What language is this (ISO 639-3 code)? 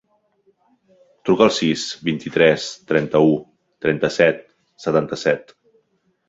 cat